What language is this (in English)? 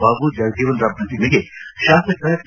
Kannada